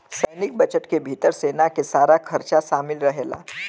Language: Bhojpuri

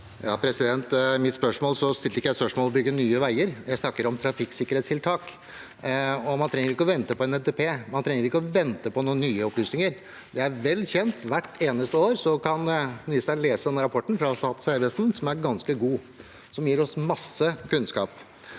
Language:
Norwegian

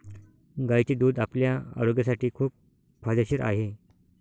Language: Marathi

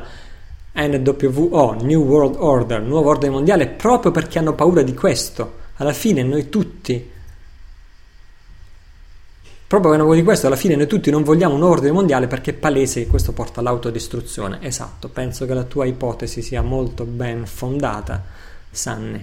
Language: Italian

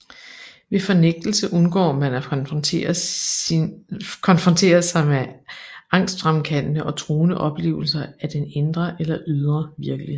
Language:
Danish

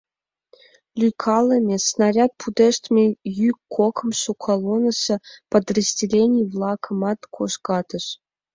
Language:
Mari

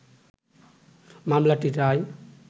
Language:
Bangla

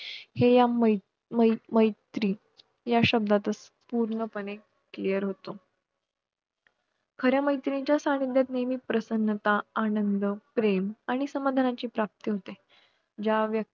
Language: Marathi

